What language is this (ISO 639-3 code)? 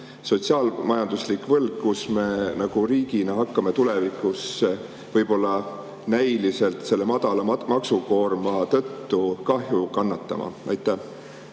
est